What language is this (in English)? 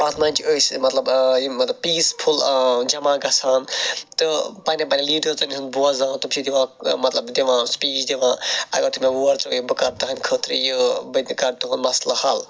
Kashmiri